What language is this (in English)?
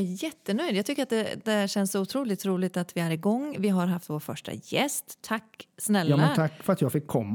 Swedish